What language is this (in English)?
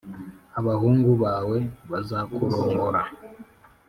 Kinyarwanda